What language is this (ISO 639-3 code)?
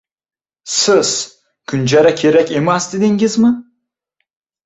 uzb